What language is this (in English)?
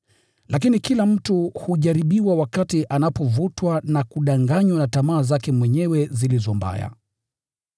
Swahili